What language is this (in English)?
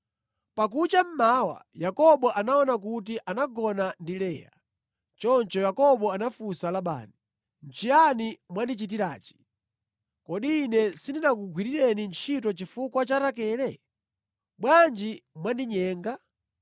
Nyanja